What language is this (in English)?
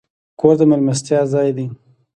Pashto